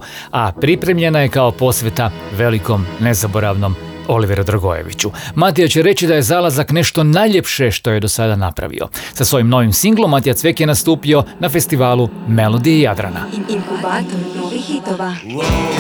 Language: Croatian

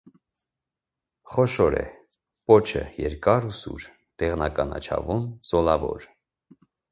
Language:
Armenian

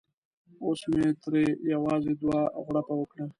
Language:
Pashto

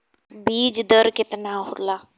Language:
Bhojpuri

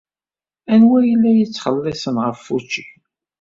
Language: Kabyle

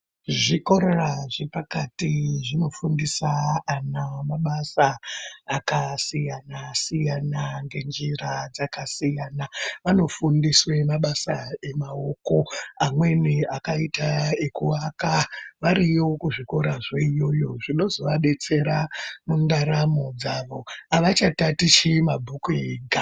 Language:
Ndau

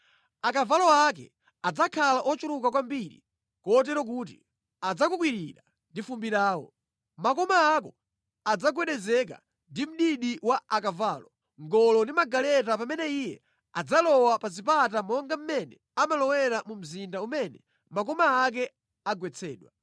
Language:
Nyanja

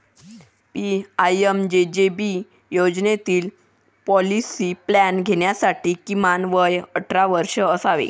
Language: Marathi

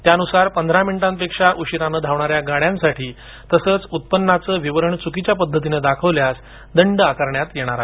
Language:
Marathi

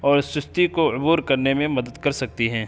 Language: Urdu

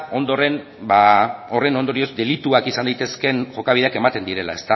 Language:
Basque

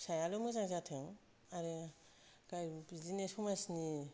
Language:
Bodo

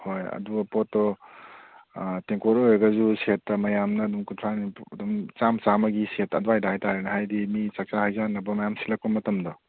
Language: Manipuri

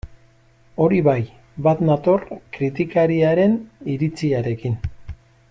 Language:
Basque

